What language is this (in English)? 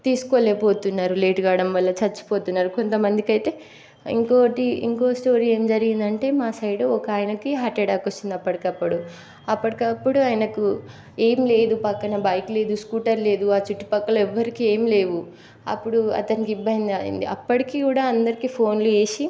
Telugu